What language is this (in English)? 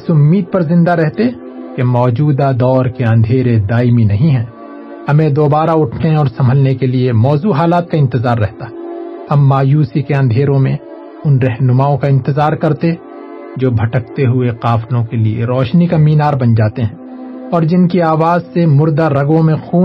Urdu